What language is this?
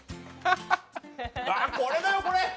Japanese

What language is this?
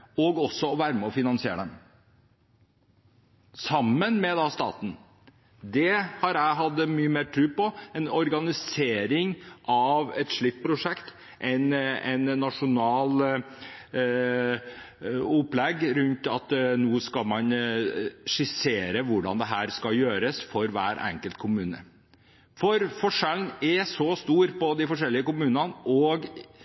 Norwegian Bokmål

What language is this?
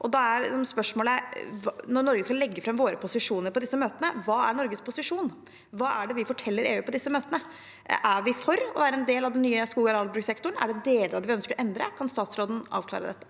Norwegian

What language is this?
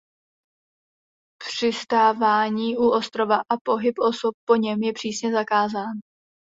Czech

